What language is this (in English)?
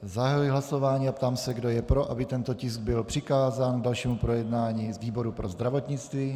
Czech